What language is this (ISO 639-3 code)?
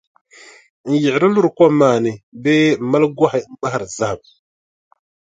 dag